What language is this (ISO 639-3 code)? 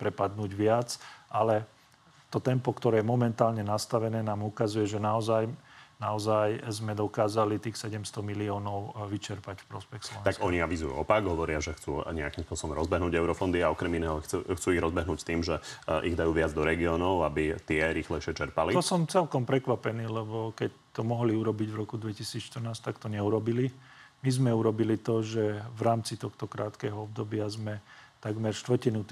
slk